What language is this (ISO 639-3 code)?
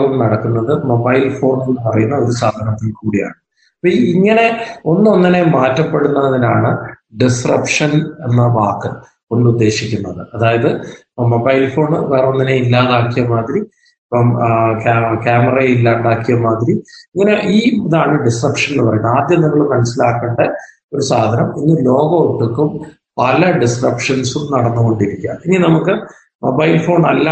mal